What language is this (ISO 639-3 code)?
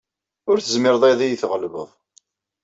kab